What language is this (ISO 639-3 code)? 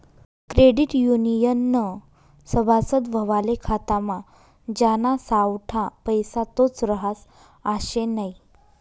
mar